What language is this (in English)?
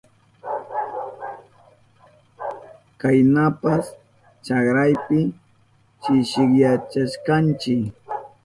Southern Pastaza Quechua